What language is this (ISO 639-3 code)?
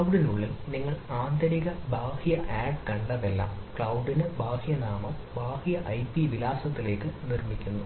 mal